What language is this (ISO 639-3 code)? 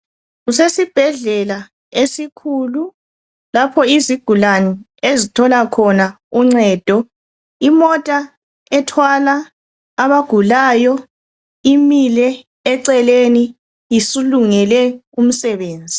nde